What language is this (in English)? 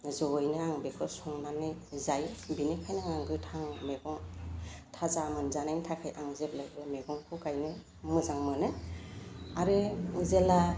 Bodo